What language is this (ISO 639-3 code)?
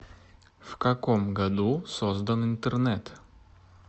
rus